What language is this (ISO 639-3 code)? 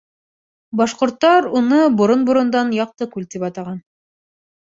bak